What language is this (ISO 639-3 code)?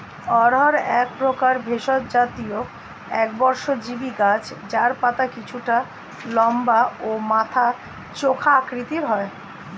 ben